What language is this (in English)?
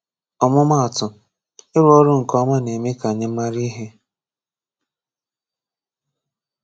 Igbo